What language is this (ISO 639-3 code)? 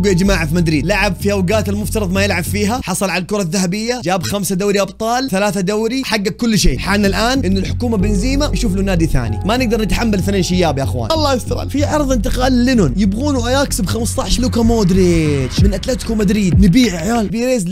ara